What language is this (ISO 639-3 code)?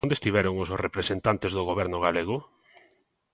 glg